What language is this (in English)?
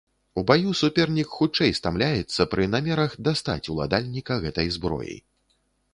Belarusian